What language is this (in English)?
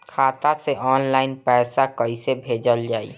Bhojpuri